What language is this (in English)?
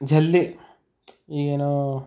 Kannada